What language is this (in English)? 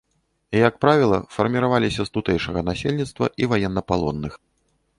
Belarusian